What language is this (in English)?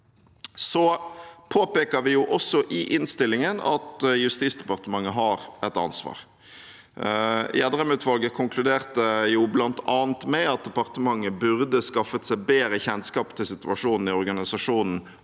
Norwegian